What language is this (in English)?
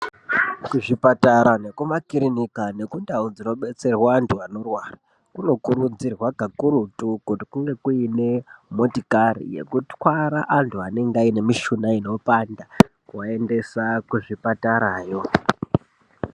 Ndau